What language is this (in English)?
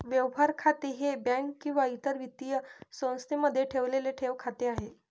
Marathi